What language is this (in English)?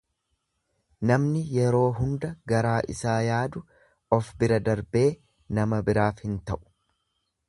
Oromo